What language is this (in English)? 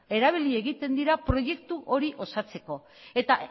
Basque